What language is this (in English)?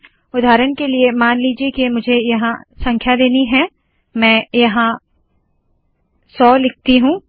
Hindi